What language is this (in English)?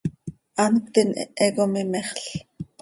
Seri